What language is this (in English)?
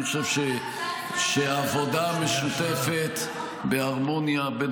Hebrew